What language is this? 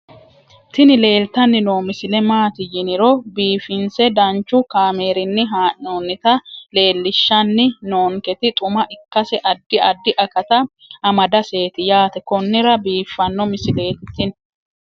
Sidamo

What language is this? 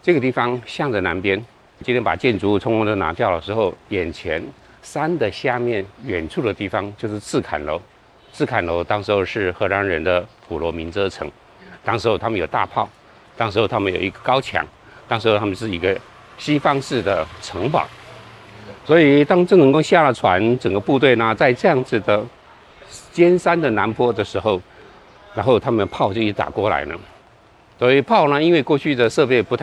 Chinese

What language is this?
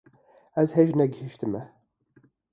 Kurdish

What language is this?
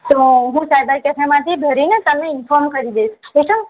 Gujarati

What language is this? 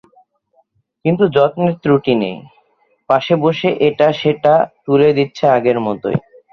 Bangla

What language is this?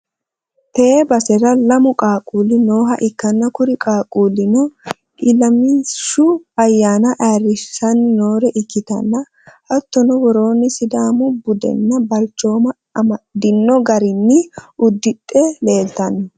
Sidamo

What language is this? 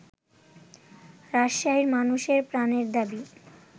Bangla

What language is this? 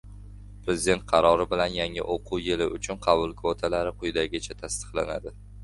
Uzbek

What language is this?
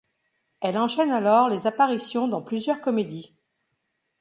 French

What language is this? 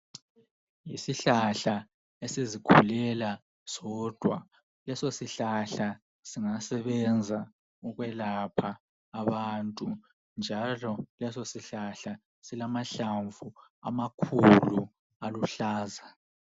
North Ndebele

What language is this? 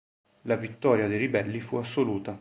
Italian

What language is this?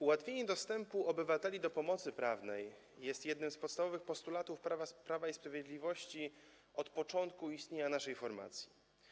Polish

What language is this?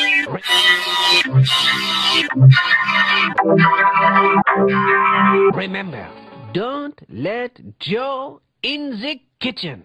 English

